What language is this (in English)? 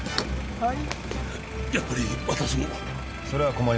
Japanese